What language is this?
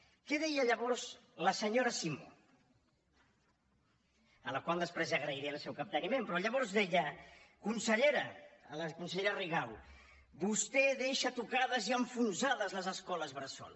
Catalan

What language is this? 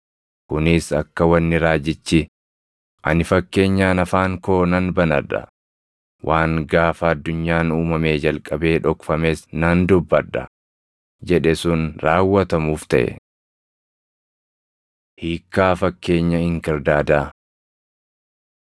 Oromo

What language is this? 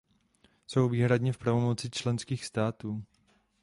Czech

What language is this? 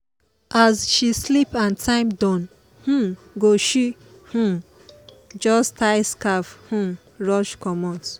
Nigerian Pidgin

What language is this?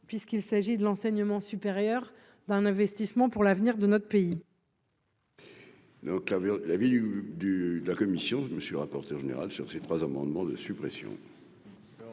French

